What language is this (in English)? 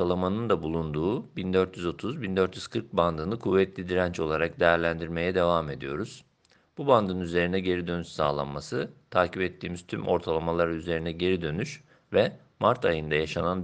Turkish